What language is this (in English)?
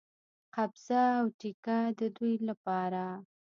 Pashto